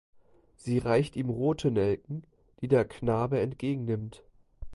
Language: German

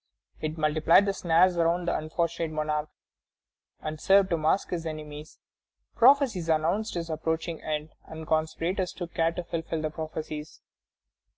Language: English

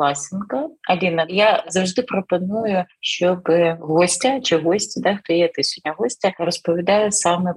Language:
Ukrainian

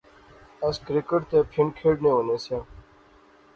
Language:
Pahari-Potwari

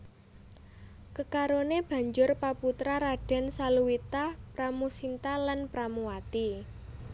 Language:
Javanese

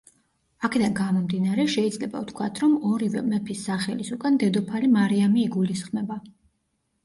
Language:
Georgian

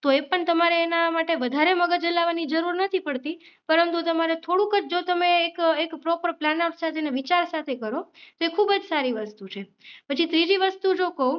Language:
Gujarati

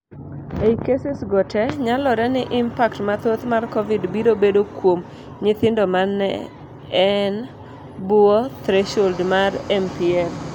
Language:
Luo (Kenya and Tanzania)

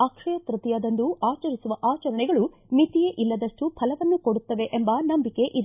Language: Kannada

